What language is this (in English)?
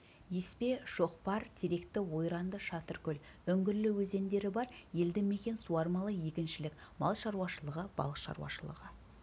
Kazakh